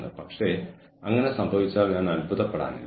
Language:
Malayalam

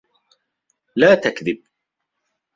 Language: Arabic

